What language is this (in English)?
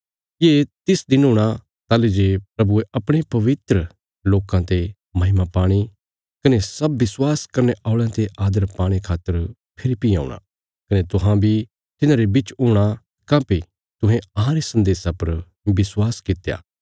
Bilaspuri